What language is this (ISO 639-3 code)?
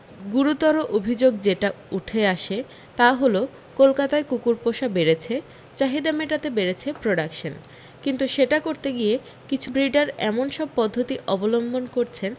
ben